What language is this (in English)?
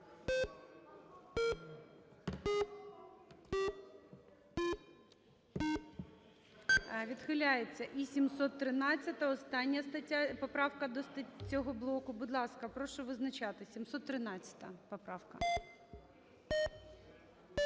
Ukrainian